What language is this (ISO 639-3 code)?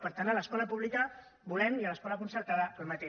cat